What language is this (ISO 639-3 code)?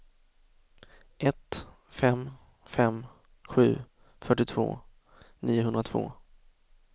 swe